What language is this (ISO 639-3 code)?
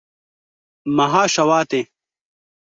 kur